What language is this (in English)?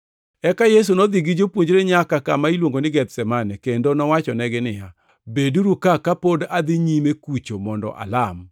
Luo (Kenya and Tanzania)